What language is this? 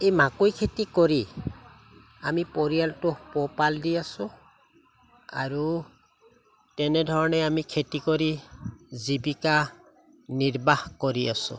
Assamese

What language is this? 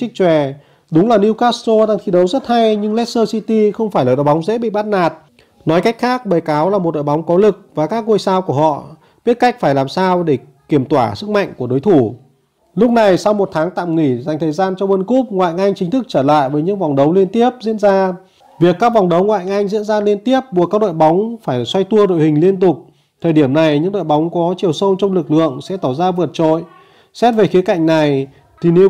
Vietnamese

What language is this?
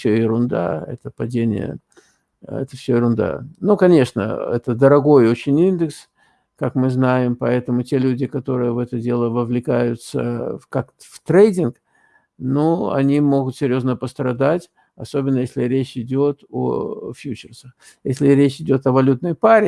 Russian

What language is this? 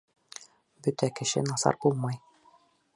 Bashkir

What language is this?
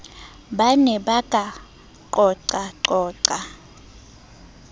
Southern Sotho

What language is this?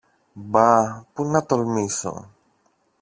Greek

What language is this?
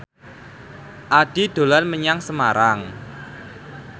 Javanese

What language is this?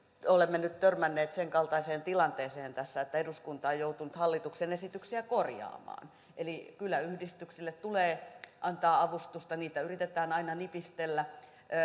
Finnish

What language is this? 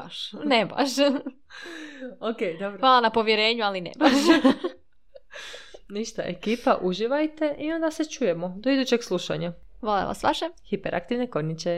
Croatian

